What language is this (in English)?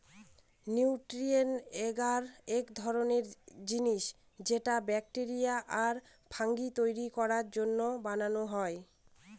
Bangla